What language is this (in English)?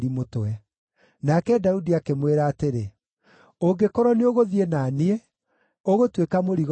Kikuyu